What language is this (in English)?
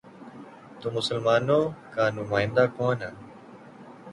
Urdu